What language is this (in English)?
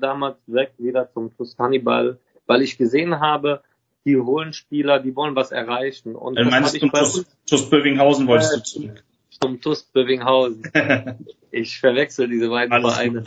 German